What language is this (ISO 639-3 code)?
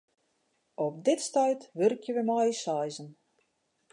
fry